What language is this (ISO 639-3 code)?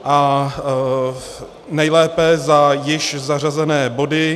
ces